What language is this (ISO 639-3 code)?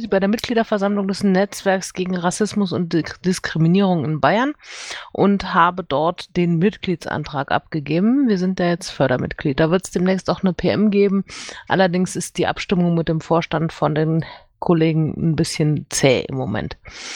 deu